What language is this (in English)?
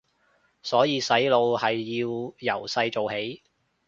Cantonese